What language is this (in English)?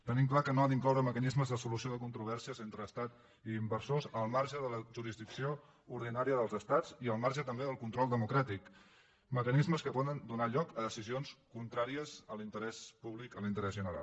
Catalan